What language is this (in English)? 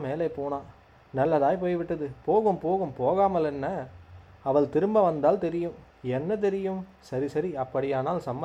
Tamil